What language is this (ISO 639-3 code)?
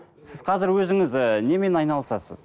kaz